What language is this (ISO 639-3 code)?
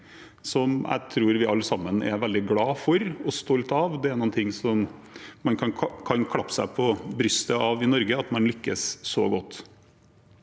nor